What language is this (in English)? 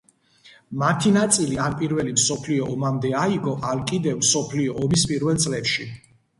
Georgian